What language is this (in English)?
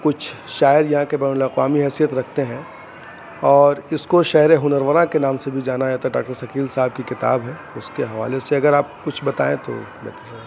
Urdu